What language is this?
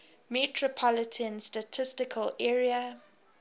English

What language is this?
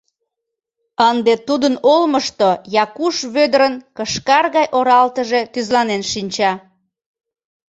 Mari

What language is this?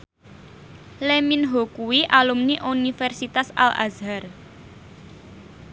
Javanese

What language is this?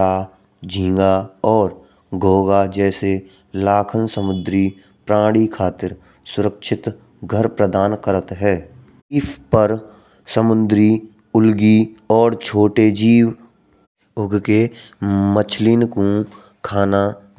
Braj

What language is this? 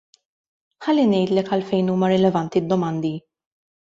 Maltese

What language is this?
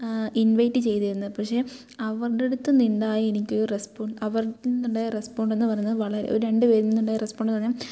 Malayalam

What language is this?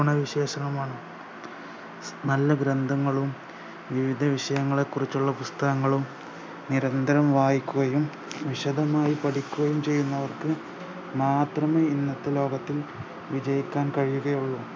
Malayalam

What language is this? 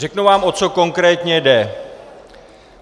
Czech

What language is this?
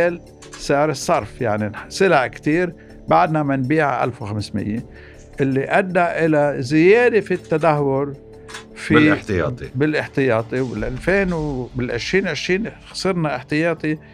Arabic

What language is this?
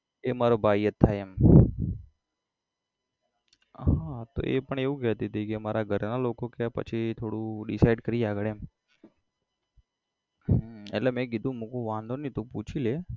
Gujarati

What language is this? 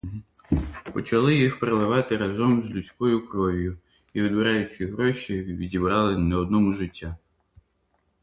Ukrainian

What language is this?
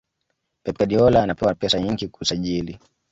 Swahili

